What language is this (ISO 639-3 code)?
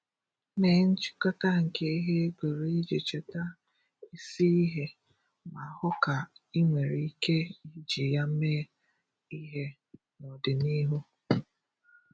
ibo